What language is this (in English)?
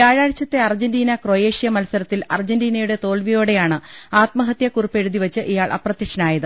Malayalam